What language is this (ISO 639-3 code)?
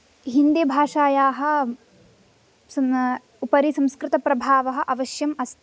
san